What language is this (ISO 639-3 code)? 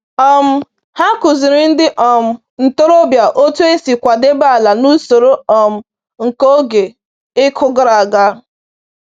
ibo